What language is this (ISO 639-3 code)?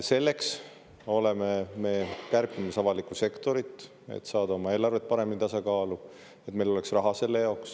est